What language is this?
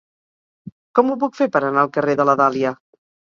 Catalan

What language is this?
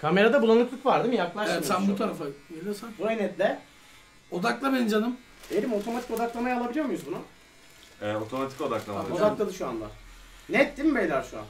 Turkish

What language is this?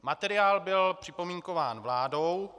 Czech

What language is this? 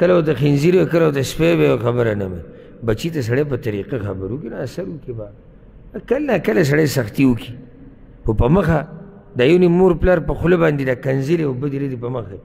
Arabic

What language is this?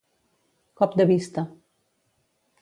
Catalan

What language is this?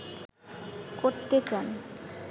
Bangla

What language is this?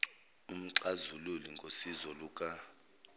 Zulu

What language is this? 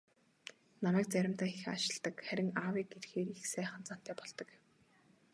Mongolian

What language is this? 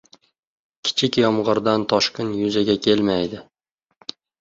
Uzbek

